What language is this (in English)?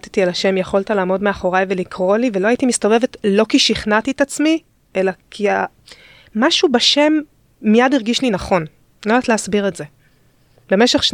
Hebrew